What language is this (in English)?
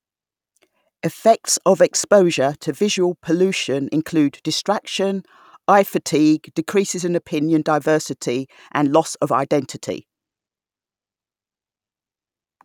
English